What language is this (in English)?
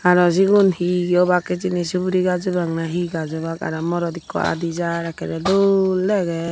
Chakma